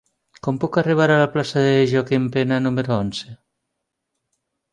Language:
Catalan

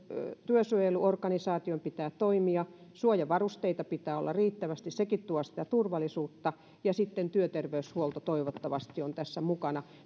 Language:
Finnish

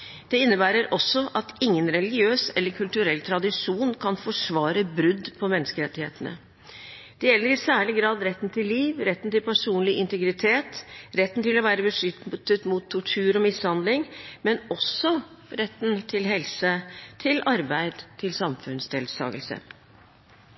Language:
Norwegian Bokmål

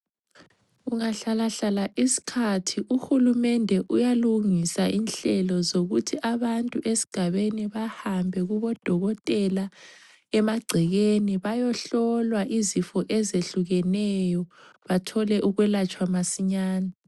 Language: North Ndebele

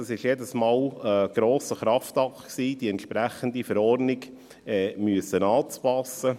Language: Swiss German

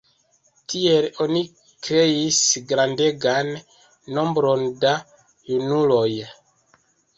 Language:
Esperanto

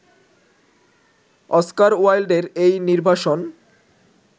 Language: Bangla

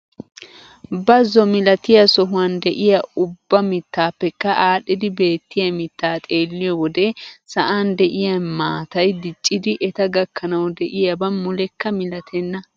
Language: Wolaytta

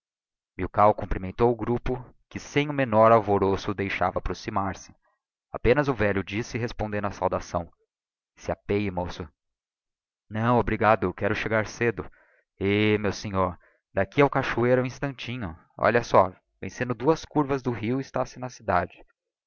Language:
Portuguese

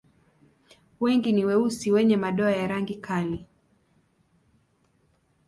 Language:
Swahili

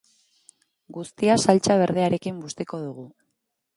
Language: Basque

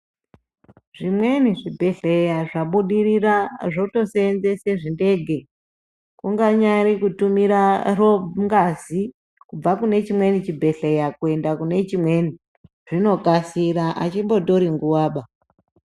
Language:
Ndau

